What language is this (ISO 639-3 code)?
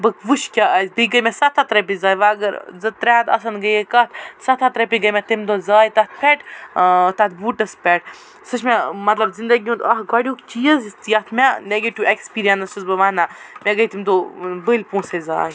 kas